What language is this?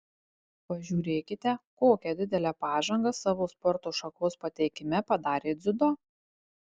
Lithuanian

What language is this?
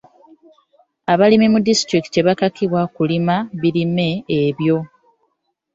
Ganda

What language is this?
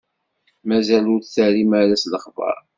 Kabyle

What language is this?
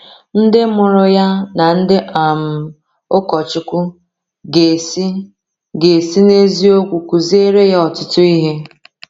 Igbo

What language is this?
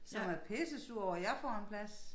Danish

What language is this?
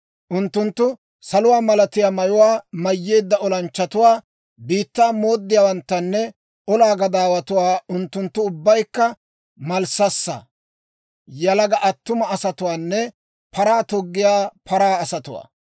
Dawro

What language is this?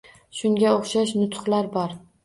Uzbek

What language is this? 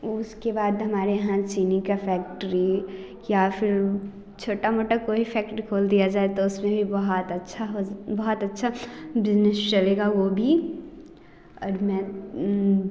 Hindi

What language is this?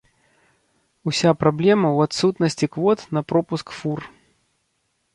Belarusian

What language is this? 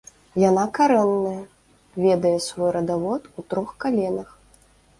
Belarusian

